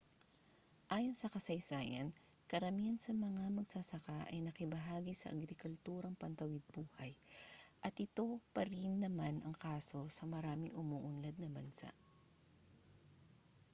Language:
Filipino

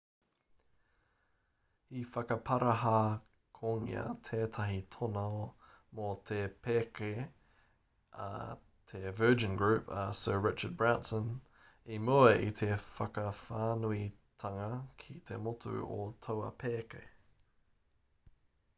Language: Māori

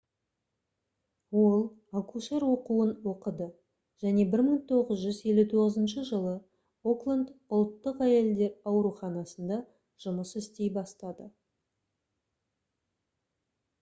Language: Kazakh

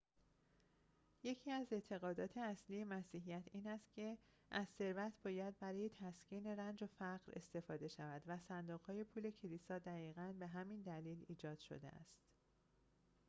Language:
Persian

